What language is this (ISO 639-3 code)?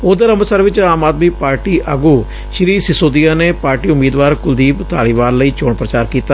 pan